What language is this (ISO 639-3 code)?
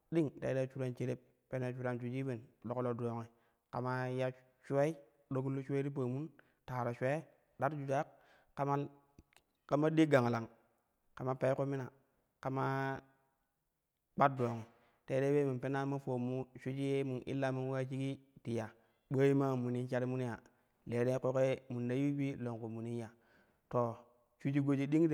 kuh